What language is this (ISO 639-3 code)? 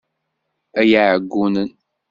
kab